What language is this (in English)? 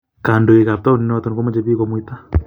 Kalenjin